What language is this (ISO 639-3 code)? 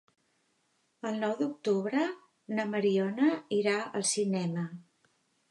cat